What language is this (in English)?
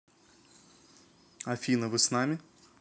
Russian